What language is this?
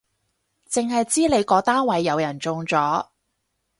Cantonese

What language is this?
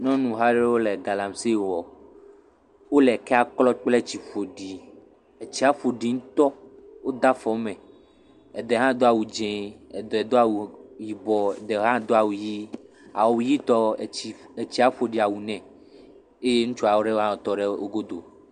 Ewe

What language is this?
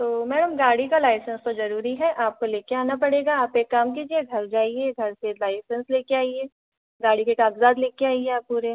Hindi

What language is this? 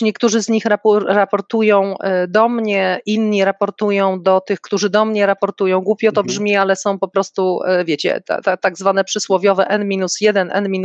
Polish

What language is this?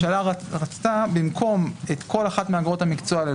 Hebrew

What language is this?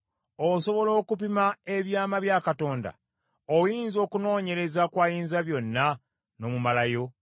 Ganda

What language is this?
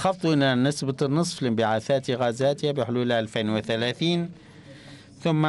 Arabic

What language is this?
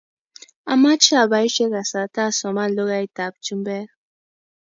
Kalenjin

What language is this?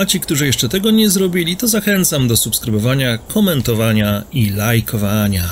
Polish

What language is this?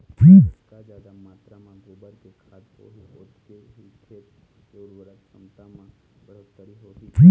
Chhattisgarhi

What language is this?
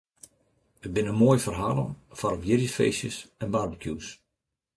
Western Frisian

